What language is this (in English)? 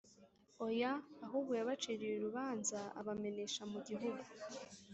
Kinyarwanda